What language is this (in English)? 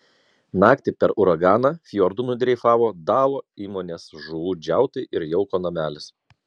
Lithuanian